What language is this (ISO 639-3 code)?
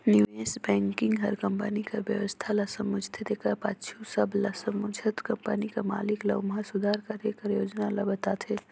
hne